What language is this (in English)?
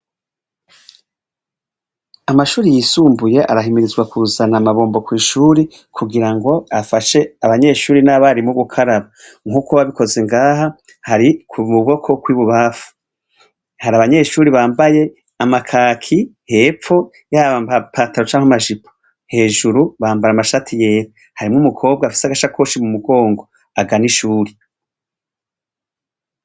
Rundi